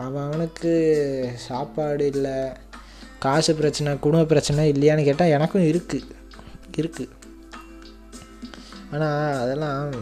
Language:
Tamil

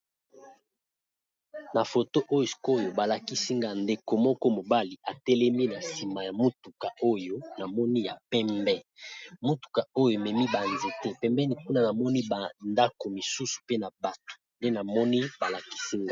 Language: Lingala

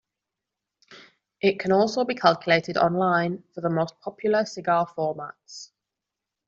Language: English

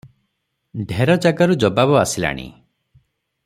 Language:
Odia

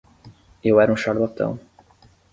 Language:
Portuguese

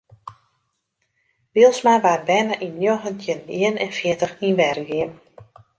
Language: Western Frisian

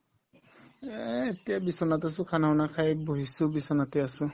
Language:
Assamese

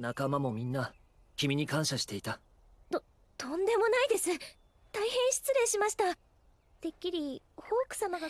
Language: Japanese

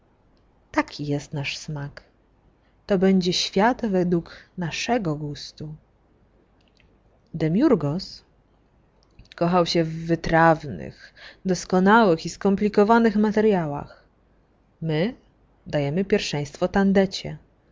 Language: Polish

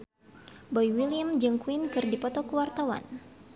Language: Sundanese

